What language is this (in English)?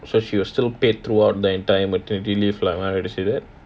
English